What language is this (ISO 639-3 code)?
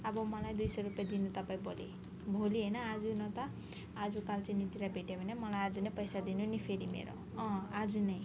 nep